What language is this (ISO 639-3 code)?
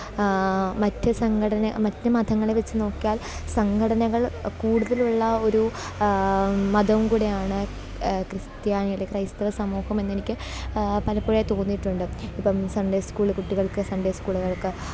mal